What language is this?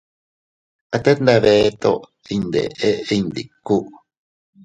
Teutila Cuicatec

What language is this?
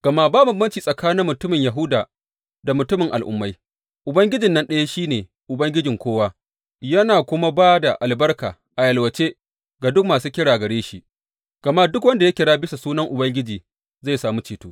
Hausa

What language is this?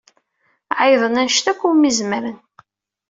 Kabyle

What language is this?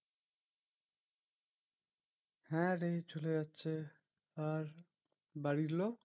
Bangla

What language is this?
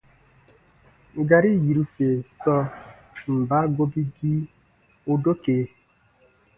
Baatonum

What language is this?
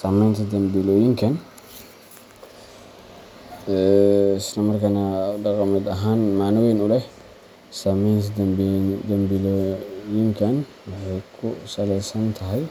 Somali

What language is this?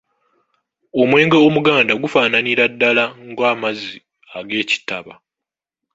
Ganda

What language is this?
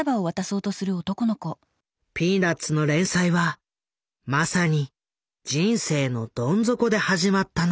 Japanese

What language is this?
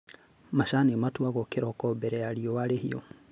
Kikuyu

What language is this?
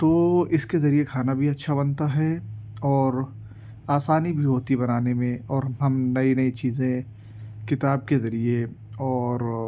Urdu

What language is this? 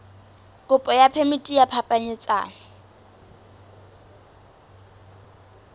Southern Sotho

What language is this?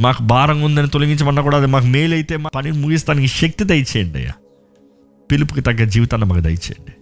Telugu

